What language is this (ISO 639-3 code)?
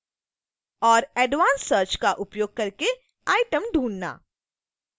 hin